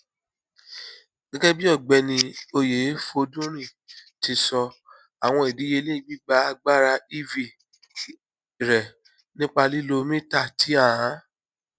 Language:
Yoruba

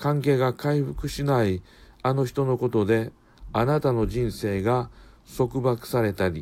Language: Japanese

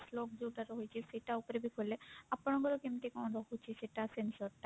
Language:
Odia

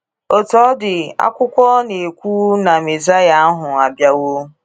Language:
Igbo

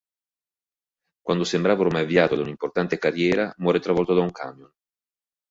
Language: Italian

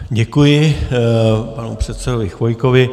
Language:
Czech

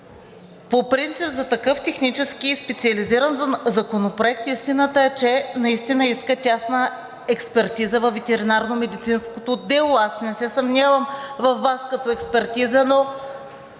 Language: Bulgarian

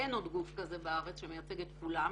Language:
Hebrew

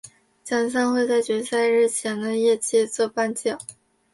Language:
Chinese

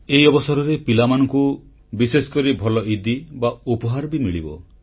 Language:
Odia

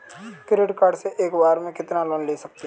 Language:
Hindi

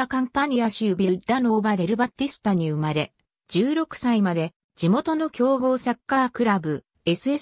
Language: Japanese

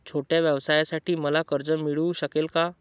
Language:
Marathi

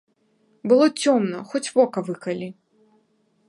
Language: Belarusian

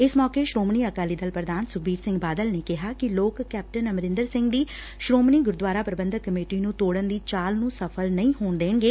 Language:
Punjabi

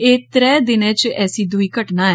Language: Dogri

